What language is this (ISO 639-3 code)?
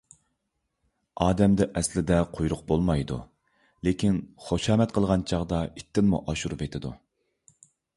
uig